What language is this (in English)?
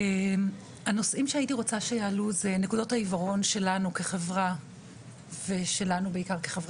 Hebrew